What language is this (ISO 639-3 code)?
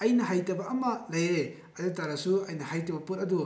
mni